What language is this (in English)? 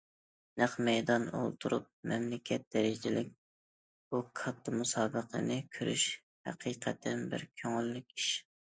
Uyghur